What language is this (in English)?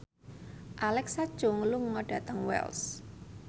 Javanese